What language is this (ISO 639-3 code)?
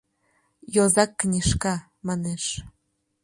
chm